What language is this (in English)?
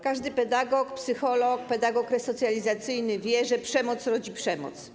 Polish